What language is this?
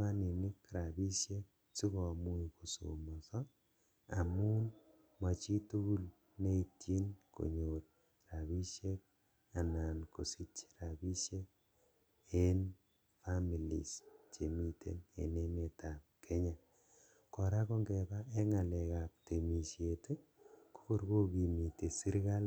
Kalenjin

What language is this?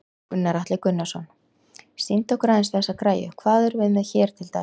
Icelandic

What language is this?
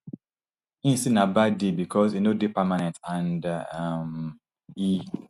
Nigerian Pidgin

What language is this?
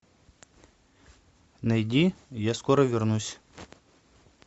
Russian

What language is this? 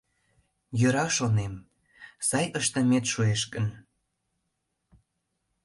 Mari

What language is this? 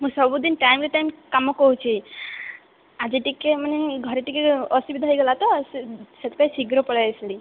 Odia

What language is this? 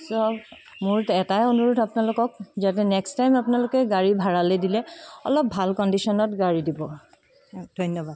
Assamese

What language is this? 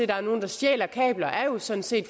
Danish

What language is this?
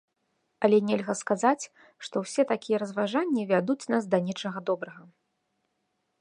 Belarusian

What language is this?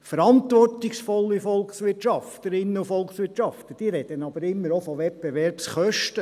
Swiss German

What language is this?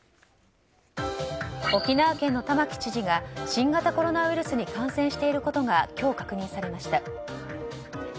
Japanese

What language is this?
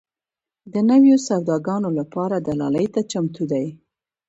Pashto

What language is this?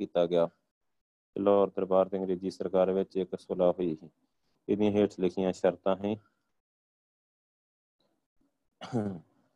Punjabi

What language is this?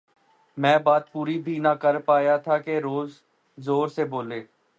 Urdu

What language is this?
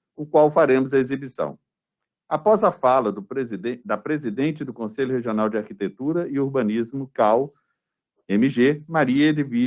Portuguese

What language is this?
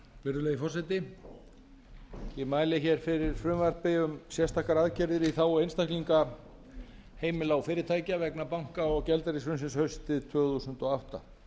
Icelandic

